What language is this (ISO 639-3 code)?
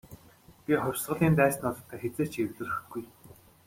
mon